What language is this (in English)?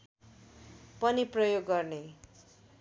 Nepali